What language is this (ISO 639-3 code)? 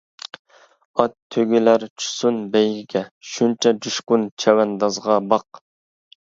uig